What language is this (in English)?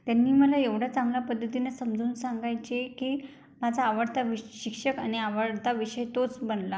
Marathi